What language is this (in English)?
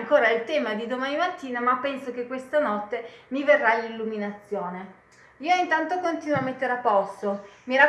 Italian